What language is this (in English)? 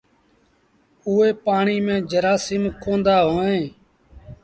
Sindhi Bhil